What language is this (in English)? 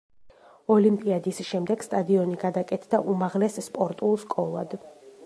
Georgian